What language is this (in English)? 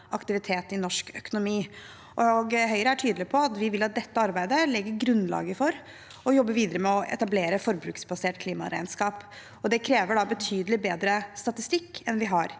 Norwegian